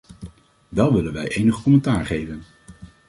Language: Dutch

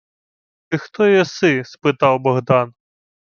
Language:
Ukrainian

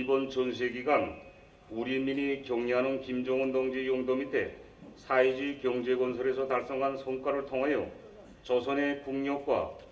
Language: Korean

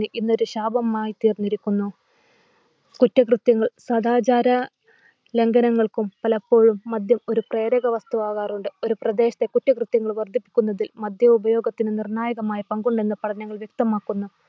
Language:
Malayalam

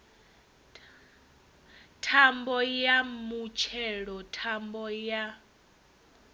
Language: Venda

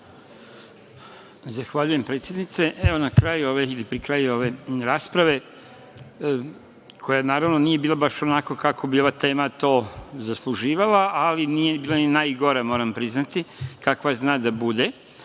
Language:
Serbian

